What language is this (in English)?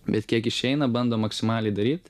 Lithuanian